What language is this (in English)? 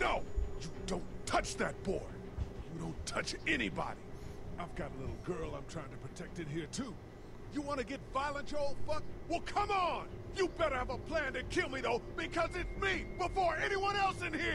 Polish